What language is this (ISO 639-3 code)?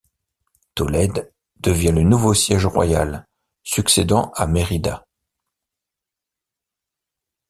fra